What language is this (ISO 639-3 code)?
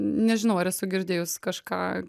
lit